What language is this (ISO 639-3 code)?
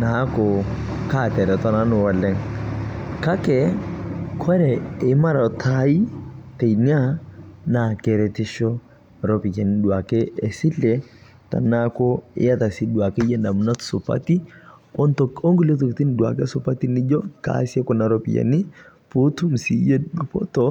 mas